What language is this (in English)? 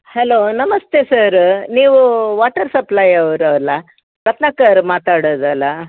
Kannada